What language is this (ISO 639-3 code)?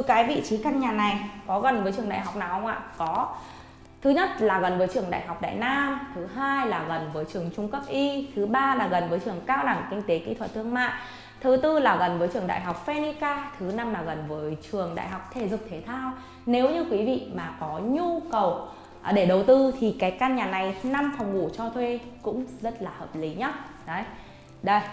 vie